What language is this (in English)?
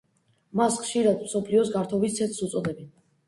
Georgian